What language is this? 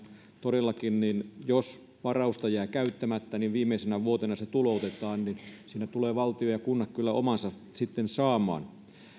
Finnish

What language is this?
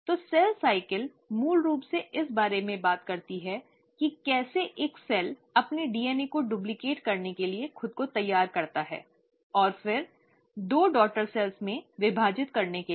Hindi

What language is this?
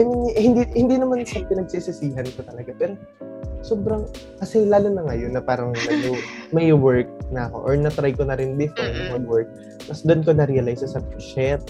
Filipino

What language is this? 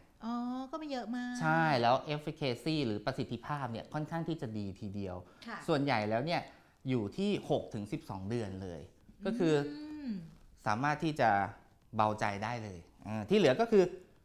Thai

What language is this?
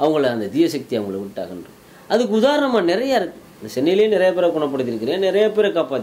Korean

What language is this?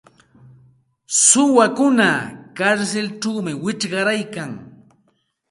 Santa Ana de Tusi Pasco Quechua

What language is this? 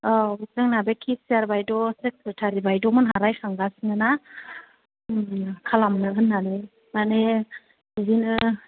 Bodo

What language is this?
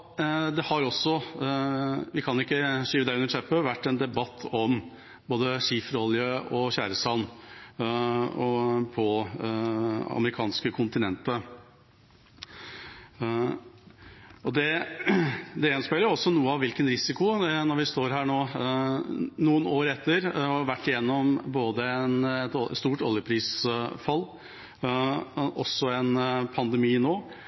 Norwegian Bokmål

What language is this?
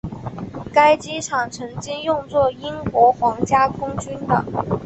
Chinese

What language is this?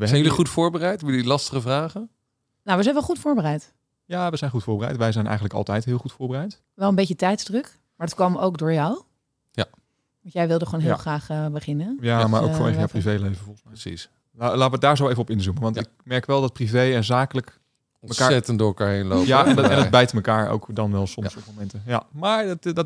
Dutch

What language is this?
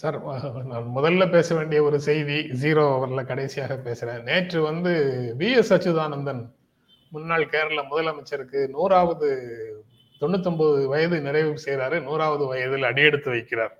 Tamil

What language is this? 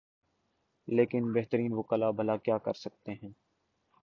Urdu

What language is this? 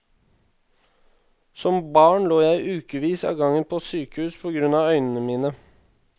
Norwegian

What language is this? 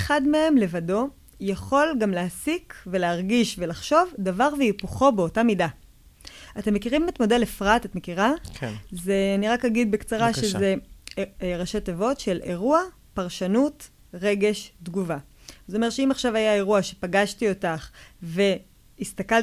Hebrew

